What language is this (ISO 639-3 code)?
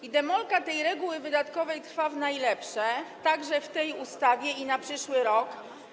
pol